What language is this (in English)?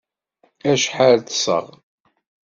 Kabyle